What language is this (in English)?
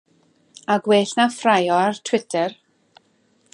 Welsh